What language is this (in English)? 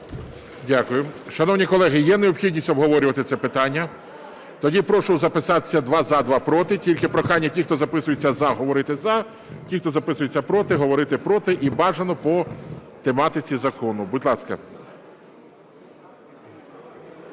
Ukrainian